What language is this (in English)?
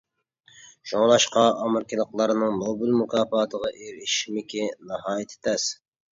Uyghur